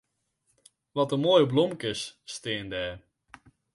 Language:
Western Frisian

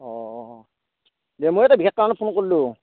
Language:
Assamese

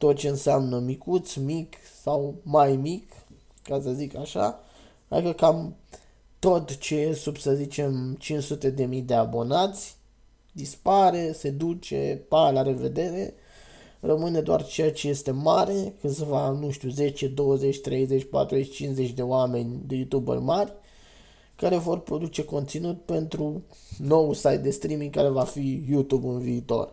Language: Romanian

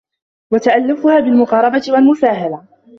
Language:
Arabic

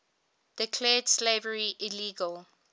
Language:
English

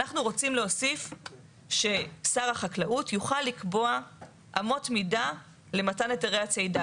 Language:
Hebrew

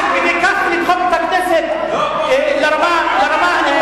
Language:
Hebrew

